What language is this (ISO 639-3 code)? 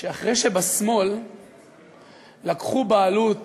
heb